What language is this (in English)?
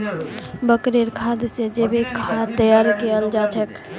Magahi